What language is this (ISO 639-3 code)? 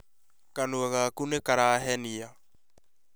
kik